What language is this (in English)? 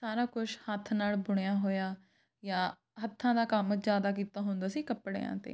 Punjabi